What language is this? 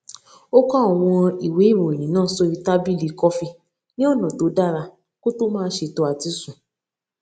Yoruba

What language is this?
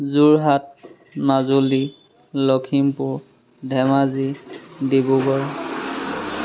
Assamese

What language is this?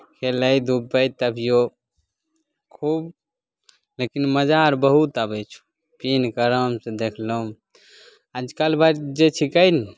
Maithili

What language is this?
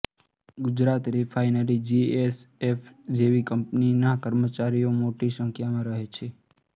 Gujarati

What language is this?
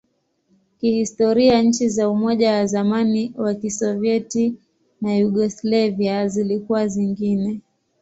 Swahili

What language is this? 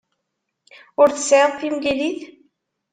Kabyle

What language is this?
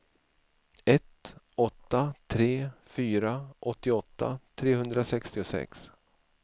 Swedish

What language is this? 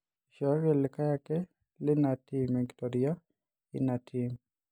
Masai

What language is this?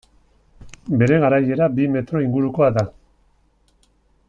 Basque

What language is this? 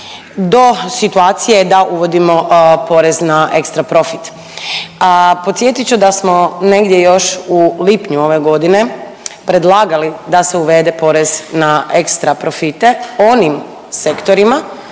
Croatian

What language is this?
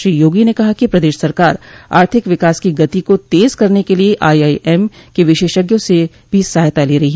Hindi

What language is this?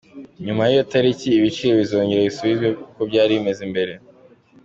Kinyarwanda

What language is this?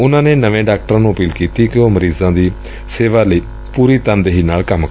Punjabi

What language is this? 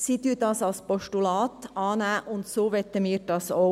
Swiss German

